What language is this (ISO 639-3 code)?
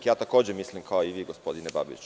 srp